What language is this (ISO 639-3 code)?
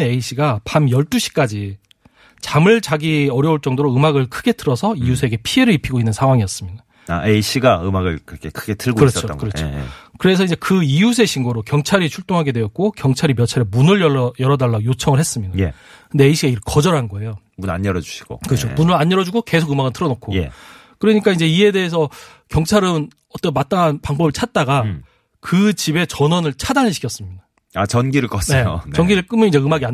kor